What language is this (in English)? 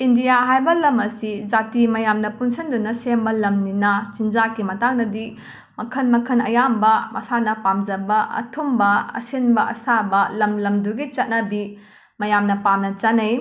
Manipuri